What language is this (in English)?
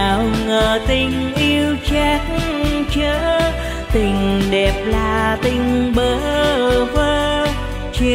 Vietnamese